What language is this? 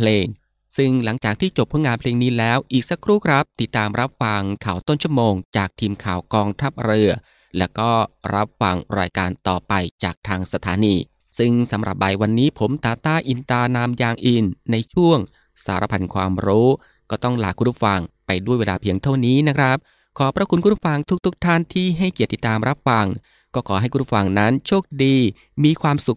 Thai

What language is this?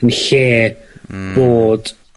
Welsh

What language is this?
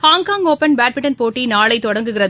Tamil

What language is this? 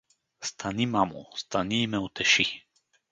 Bulgarian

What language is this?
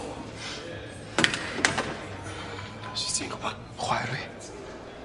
Welsh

